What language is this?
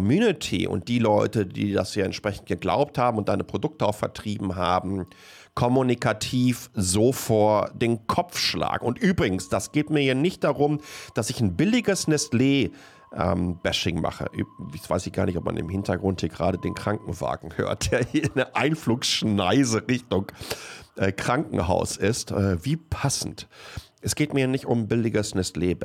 German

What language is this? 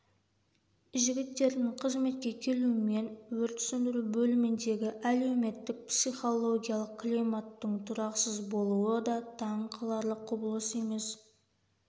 Kazakh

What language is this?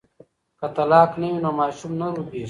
Pashto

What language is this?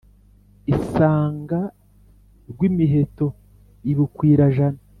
Kinyarwanda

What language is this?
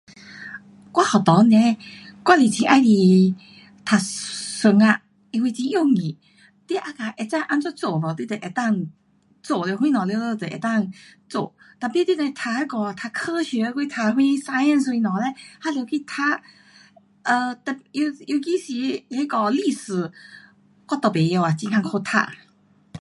Pu-Xian Chinese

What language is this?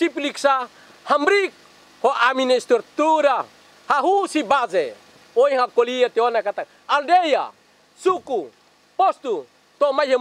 Indonesian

